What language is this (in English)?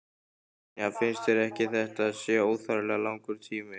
Icelandic